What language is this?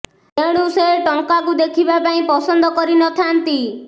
Odia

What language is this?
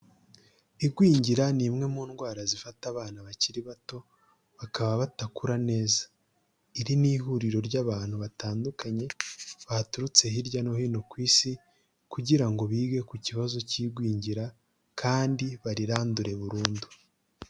Kinyarwanda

